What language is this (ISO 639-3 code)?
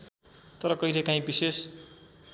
nep